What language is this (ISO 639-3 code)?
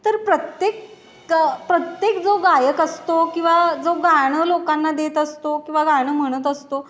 mar